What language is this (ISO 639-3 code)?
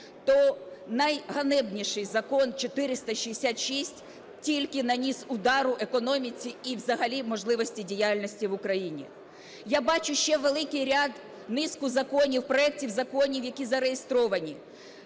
ukr